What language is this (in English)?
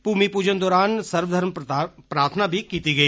Dogri